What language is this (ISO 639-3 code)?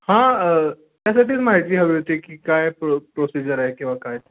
mar